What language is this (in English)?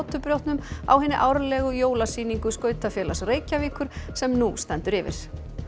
Icelandic